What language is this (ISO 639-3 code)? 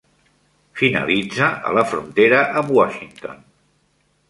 cat